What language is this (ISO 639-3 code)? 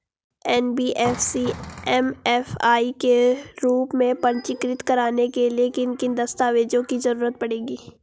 hin